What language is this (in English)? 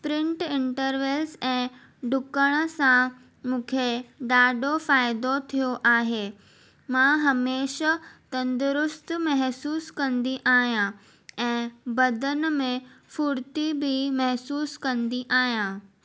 Sindhi